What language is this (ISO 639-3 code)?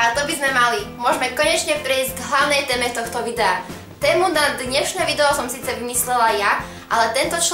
slk